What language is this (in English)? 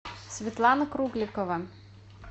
Russian